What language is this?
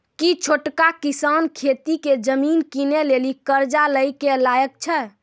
Maithili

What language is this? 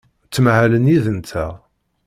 Kabyle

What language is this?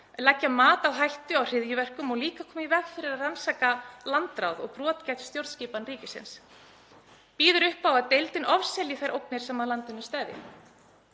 Icelandic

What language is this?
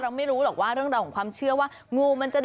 Thai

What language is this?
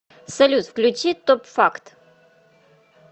Russian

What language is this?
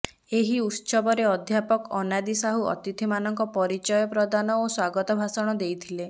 Odia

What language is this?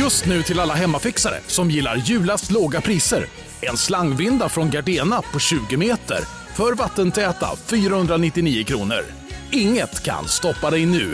Swedish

